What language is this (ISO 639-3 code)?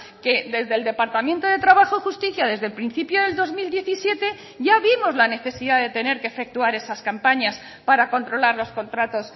spa